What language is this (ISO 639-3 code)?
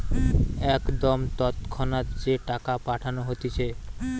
ben